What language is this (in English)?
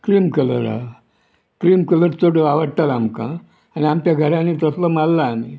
Konkani